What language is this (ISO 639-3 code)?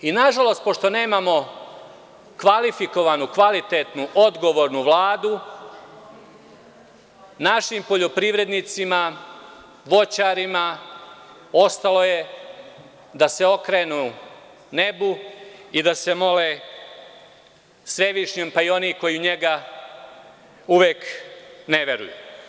srp